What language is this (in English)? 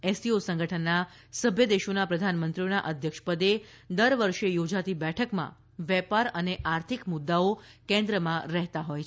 Gujarati